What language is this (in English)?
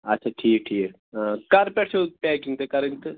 Kashmiri